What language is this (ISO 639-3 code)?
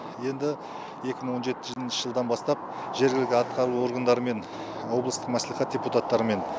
kaz